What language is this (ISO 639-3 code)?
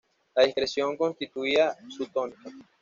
spa